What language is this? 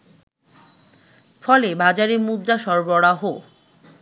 Bangla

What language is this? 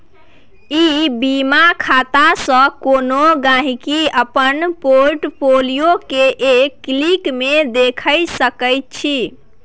Maithili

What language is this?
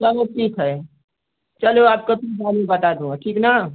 Hindi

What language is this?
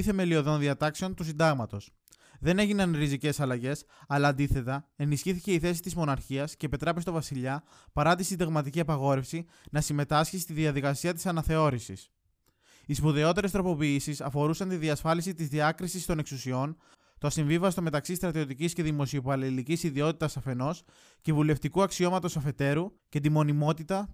Greek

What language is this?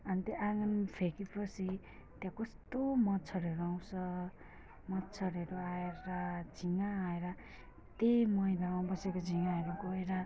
Nepali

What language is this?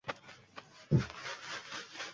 Uzbek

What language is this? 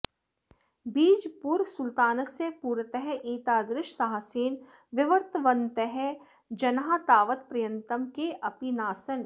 Sanskrit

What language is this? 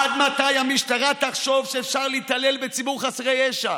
Hebrew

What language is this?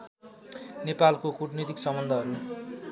Nepali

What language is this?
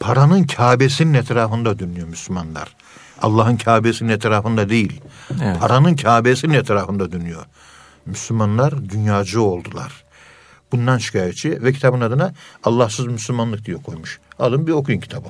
Turkish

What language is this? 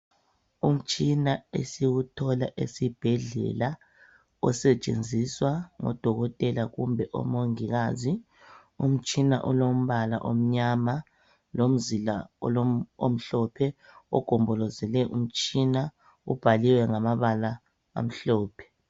North Ndebele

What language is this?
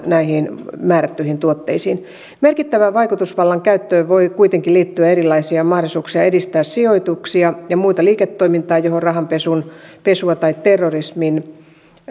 Finnish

